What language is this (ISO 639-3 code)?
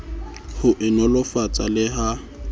sot